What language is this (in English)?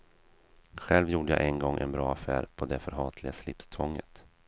Swedish